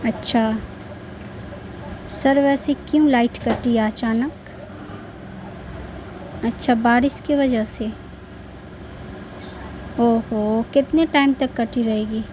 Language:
Urdu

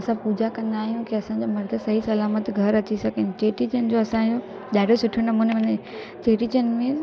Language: Sindhi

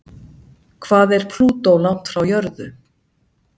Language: Icelandic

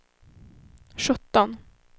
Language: Swedish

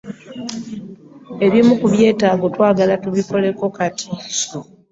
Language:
Ganda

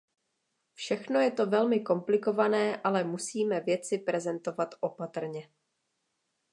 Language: Czech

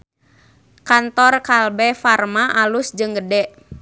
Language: Sundanese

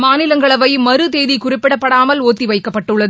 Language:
Tamil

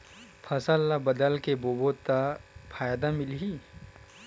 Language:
Chhattisgarhi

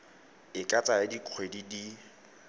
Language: Tswana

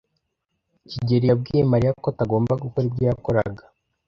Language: Kinyarwanda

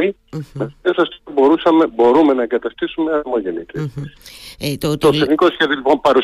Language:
Greek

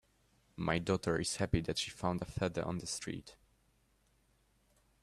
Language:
English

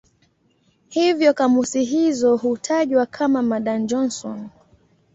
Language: Swahili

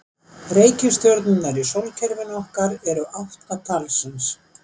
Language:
Icelandic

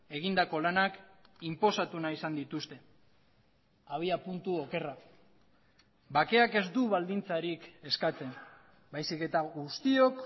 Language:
Basque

